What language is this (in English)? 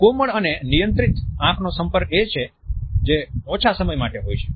Gujarati